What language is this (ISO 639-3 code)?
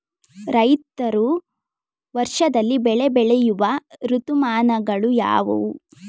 kan